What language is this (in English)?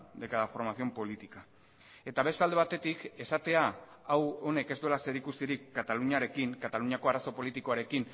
Basque